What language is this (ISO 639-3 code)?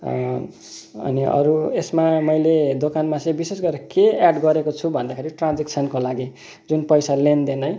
nep